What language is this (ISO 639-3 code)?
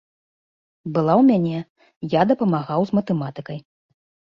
bel